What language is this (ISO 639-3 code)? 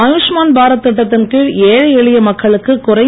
tam